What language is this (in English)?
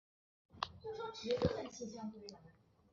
Chinese